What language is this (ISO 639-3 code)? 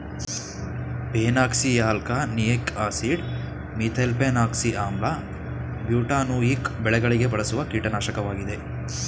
kan